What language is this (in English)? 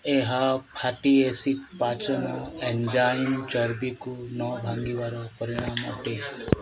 Odia